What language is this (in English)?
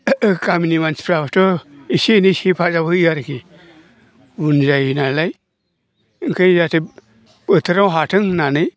Bodo